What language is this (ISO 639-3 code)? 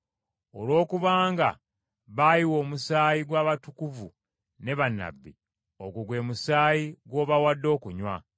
lug